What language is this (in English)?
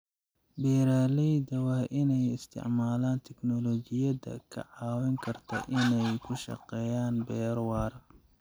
Somali